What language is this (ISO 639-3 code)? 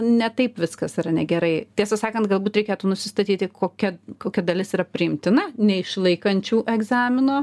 lit